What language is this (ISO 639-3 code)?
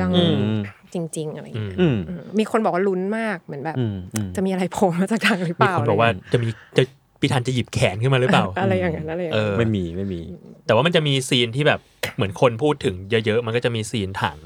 tha